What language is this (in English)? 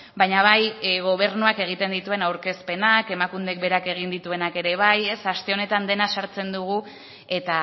Basque